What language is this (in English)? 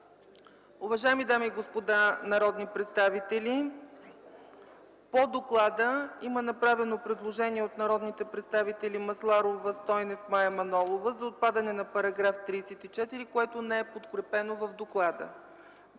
Bulgarian